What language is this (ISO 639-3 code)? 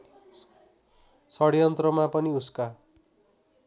nep